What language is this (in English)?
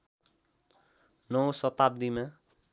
Nepali